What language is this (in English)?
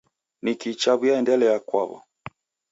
Taita